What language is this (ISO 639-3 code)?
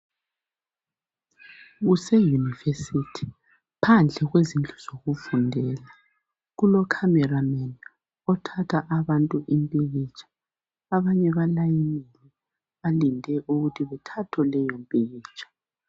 nde